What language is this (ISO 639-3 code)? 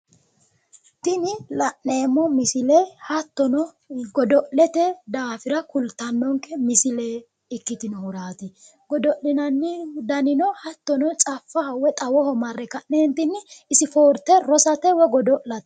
sid